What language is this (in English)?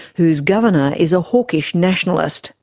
English